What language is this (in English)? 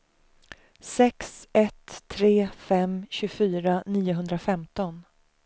Swedish